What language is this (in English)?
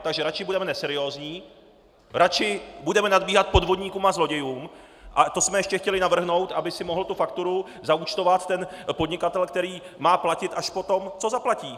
Czech